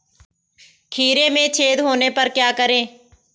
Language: Hindi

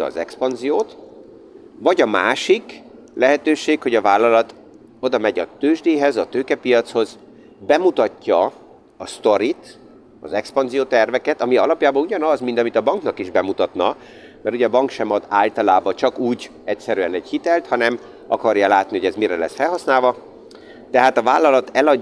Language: Hungarian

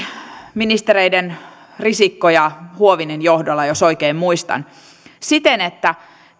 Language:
Finnish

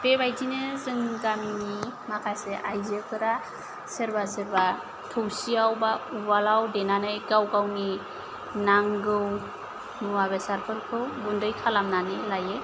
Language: Bodo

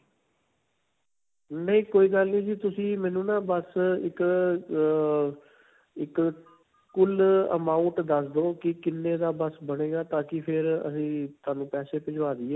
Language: Punjabi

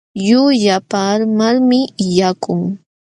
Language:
Jauja Wanca Quechua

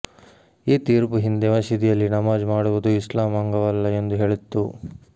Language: Kannada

